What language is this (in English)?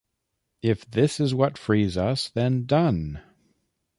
English